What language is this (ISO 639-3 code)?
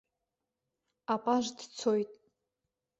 abk